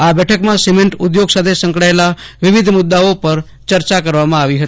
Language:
Gujarati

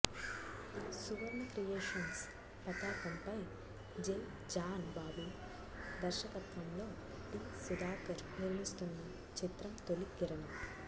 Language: Telugu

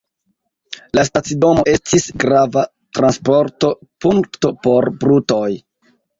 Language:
Esperanto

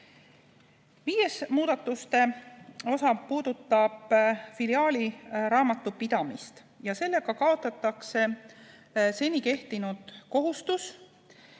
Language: Estonian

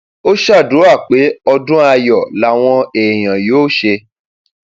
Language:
Yoruba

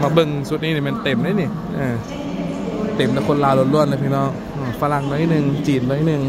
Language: Thai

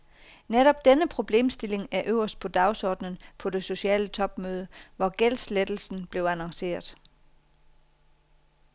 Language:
Danish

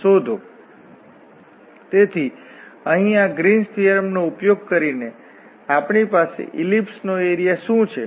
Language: Gujarati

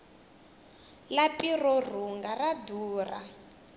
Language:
Tsonga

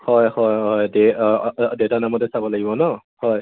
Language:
Assamese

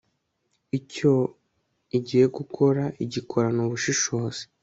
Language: Kinyarwanda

